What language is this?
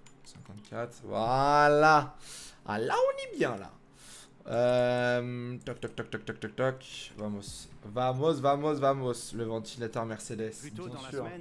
French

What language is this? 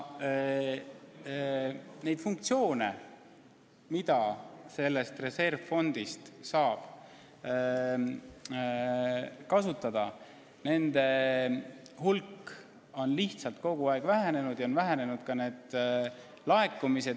Estonian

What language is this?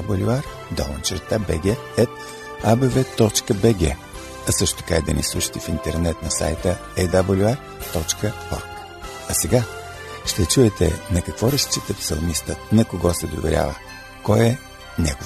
Bulgarian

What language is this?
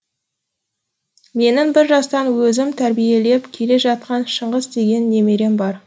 Kazakh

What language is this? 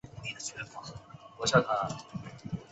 Chinese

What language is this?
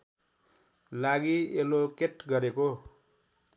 Nepali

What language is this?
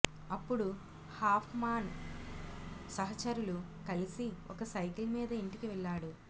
Telugu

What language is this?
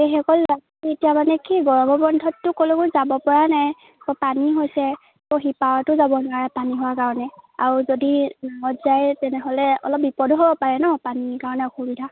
Assamese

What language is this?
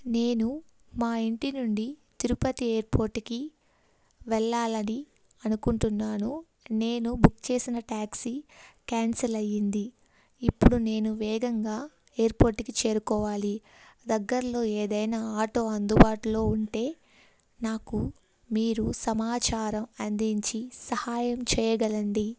Telugu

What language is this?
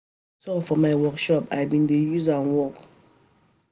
Nigerian Pidgin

